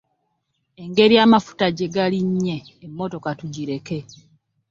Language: Ganda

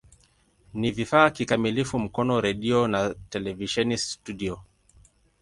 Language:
Swahili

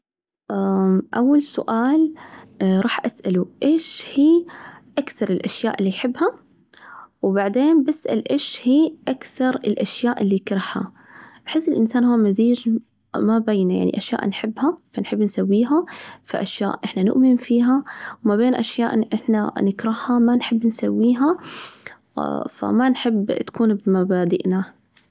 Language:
Najdi Arabic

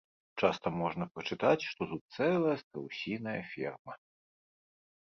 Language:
Belarusian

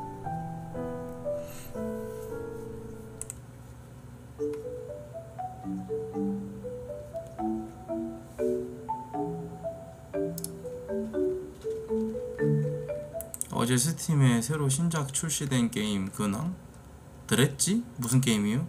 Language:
Korean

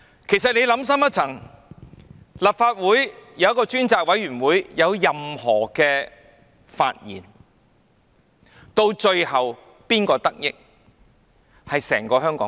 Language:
Cantonese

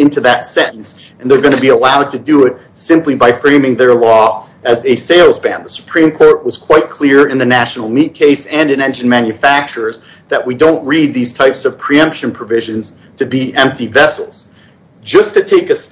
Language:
English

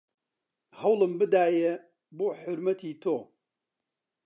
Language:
Central Kurdish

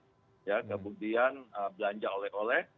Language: Indonesian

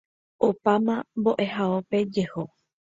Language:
Guarani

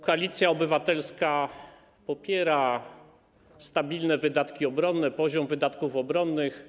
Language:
Polish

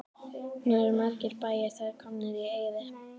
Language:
Icelandic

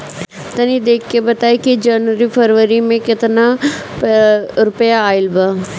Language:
Bhojpuri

